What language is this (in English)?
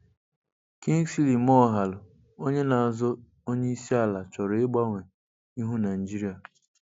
Igbo